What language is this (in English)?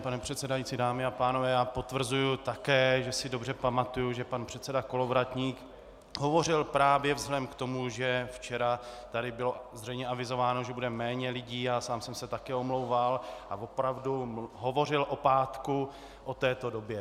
Czech